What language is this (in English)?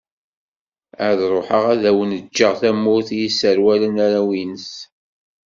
Kabyle